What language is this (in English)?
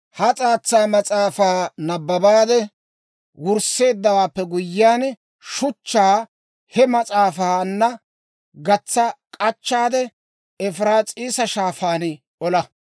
Dawro